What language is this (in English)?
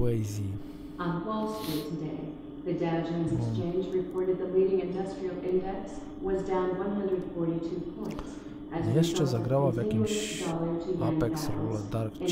Polish